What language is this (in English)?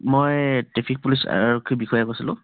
Assamese